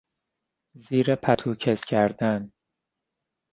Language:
Persian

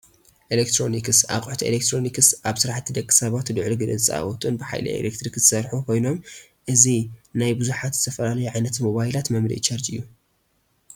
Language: Tigrinya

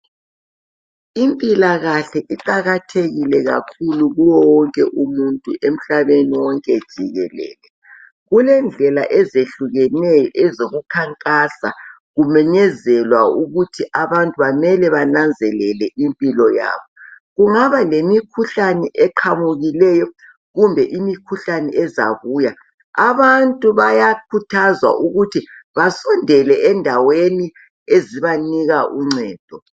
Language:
North Ndebele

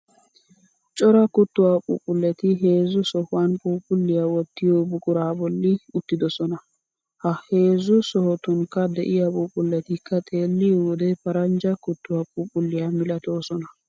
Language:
Wolaytta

